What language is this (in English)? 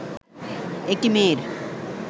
Bangla